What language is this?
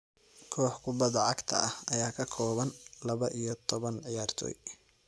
Somali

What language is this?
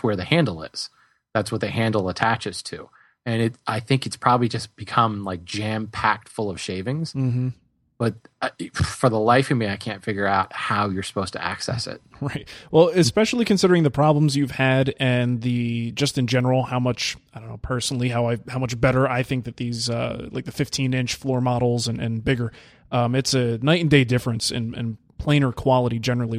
English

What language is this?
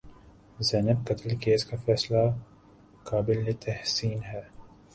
Urdu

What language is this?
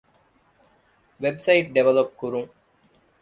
Divehi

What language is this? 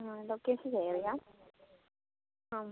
Malayalam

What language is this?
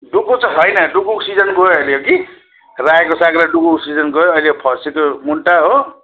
Nepali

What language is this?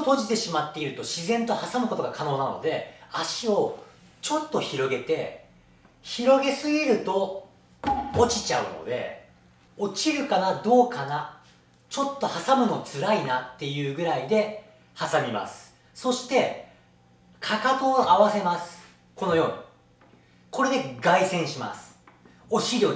Japanese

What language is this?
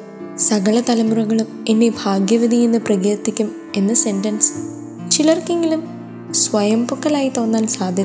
Malayalam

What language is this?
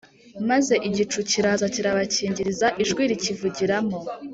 Kinyarwanda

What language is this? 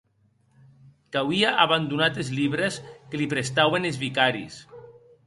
Occitan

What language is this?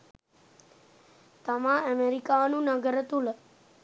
Sinhala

